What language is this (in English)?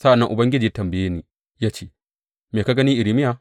Hausa